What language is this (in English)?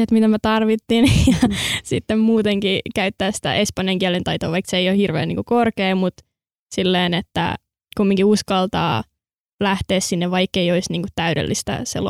Finnish